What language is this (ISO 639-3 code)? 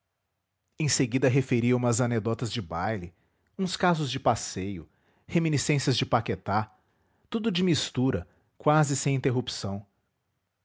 por